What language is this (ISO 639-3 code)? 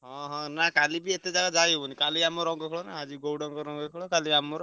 ori